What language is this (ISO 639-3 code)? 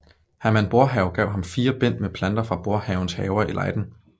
dan